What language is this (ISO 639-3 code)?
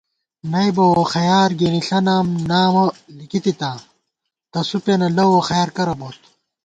gwt